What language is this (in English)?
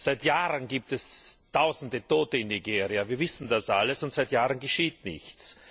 German